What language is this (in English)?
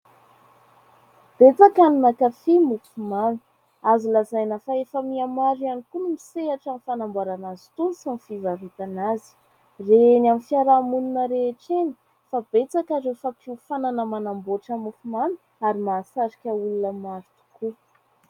Malagasy